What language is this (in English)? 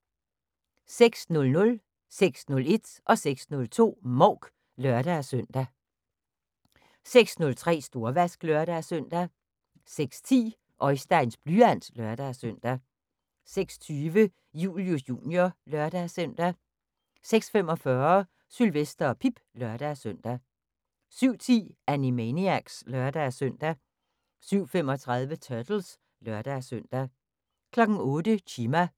Danish